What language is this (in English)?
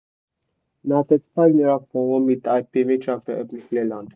Nigerian Pidgin